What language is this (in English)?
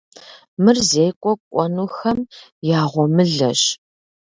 Kabardian